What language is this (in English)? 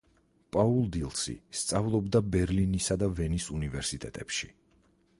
Georgian